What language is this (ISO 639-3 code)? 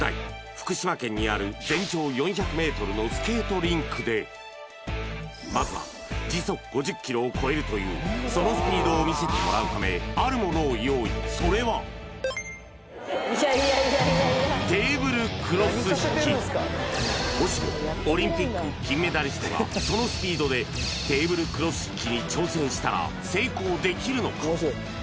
jpn